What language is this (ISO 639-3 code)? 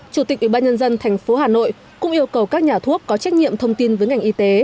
vie